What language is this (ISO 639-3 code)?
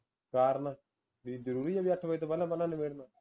pan